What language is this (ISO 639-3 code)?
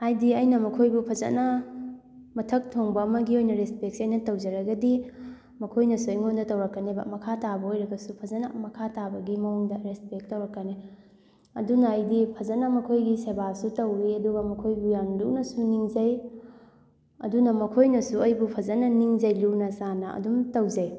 mni